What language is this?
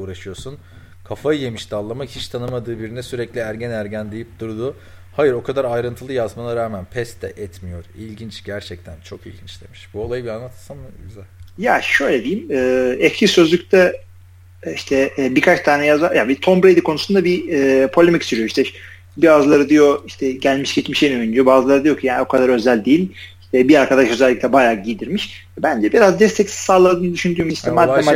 Turkish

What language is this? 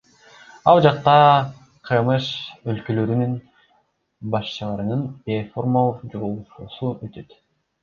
Kyrgyz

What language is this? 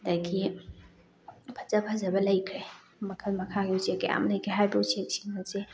Manipuri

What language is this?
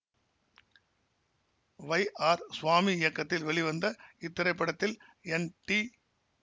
Tamil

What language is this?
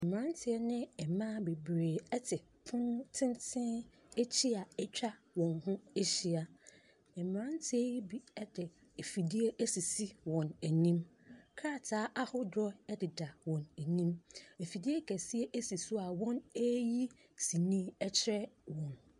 Akan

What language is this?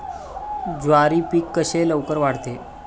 Marathi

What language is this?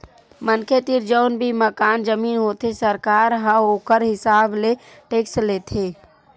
Chhattisgarhi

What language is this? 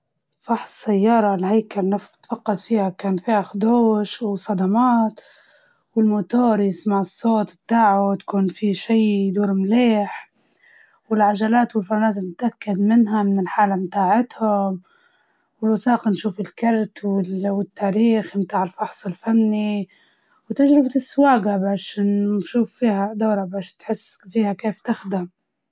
Libyan Arabic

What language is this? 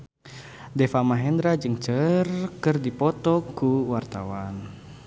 Sundanese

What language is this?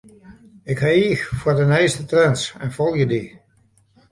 Western Frisian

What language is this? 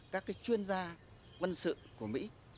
Vietnamese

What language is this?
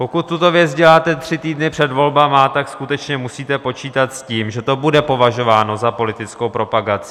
Czech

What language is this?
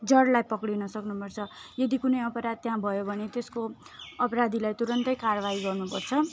Nepali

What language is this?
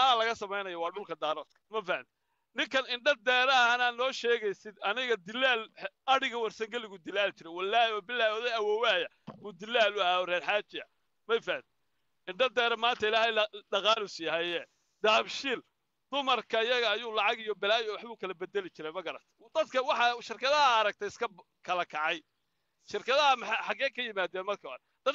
Arabic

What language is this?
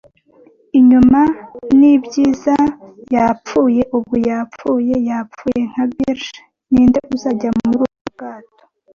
Kinyarwanda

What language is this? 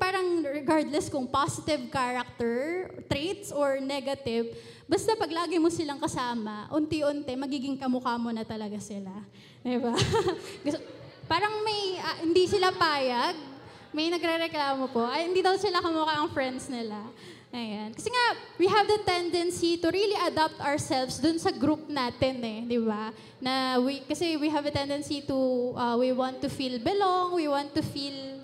Filipino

